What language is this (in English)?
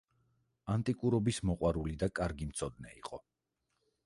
Georgian